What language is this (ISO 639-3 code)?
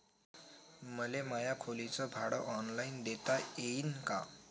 mar